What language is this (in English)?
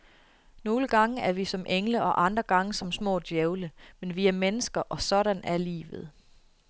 Danish